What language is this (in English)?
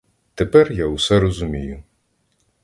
Ukrainian